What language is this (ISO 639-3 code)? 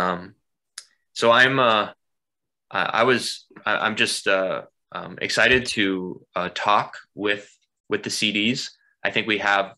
eng